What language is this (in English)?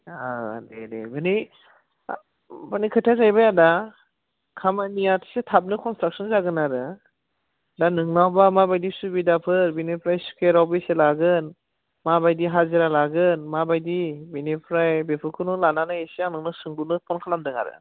Bodo